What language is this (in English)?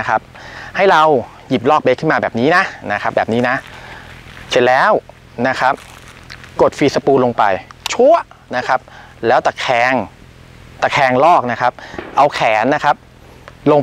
Thai